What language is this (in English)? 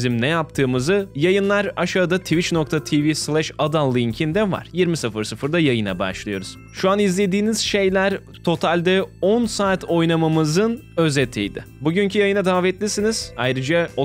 Turkish